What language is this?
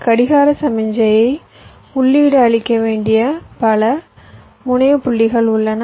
Tamil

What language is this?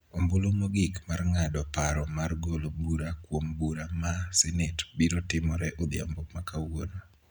Luo (Kenya and Tanzania)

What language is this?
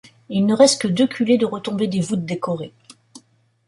French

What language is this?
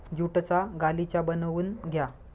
Marathi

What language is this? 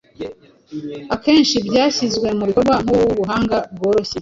Kinyarwanda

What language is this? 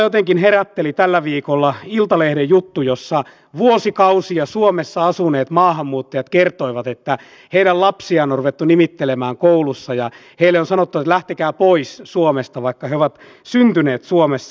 Finnish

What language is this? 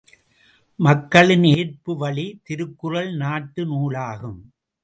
Tamil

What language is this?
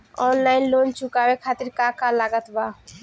Bhojpuri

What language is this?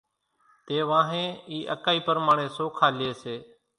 Kachi Koli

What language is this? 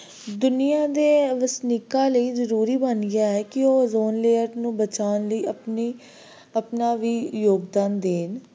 Punjabi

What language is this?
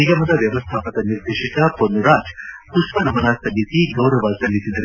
Kannada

